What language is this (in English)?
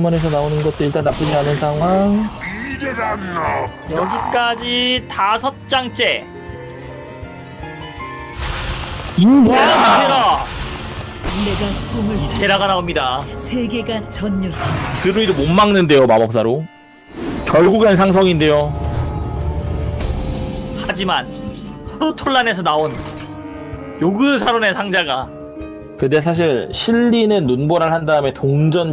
Korean